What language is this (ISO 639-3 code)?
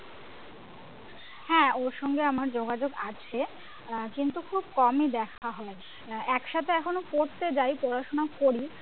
ben